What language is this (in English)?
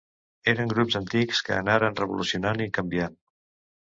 Catalan